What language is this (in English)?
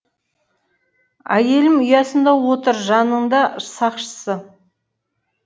Kazakh